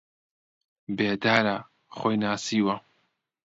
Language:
Central Kurdish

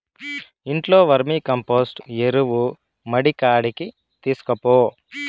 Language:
Telugu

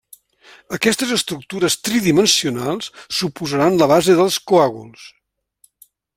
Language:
Catalan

